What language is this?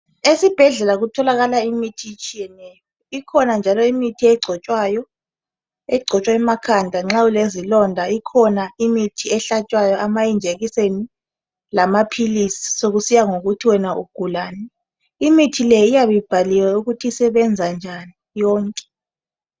North Ndebele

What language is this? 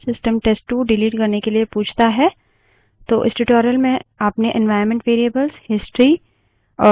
Hindi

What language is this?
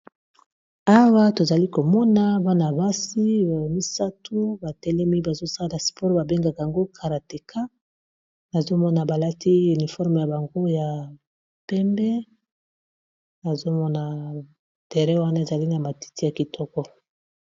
Lingala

